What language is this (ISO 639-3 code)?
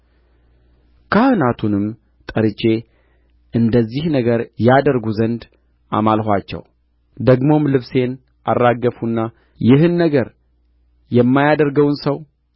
amh